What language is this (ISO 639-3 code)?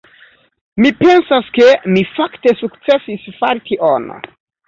epo